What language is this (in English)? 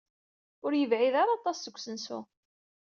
Kabyle